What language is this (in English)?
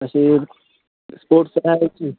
Marathi